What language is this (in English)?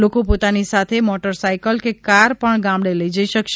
Gujarati